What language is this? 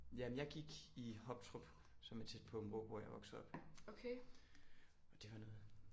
Danish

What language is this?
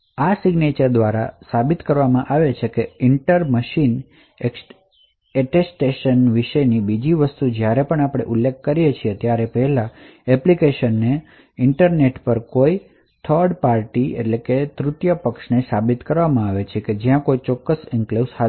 Gujarati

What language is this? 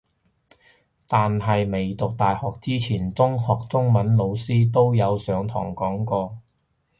Cantonese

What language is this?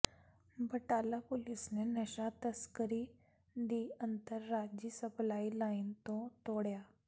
Punjabi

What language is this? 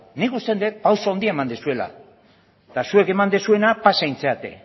Basque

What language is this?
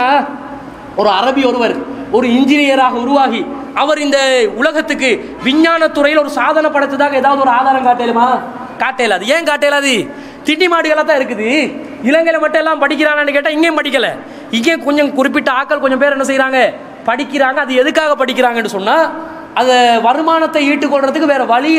Tamil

